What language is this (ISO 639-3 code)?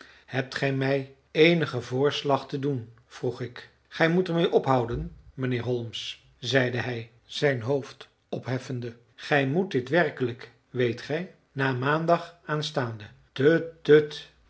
nld